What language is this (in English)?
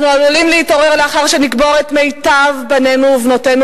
Hebrew